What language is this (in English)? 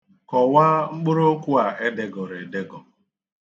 Igbo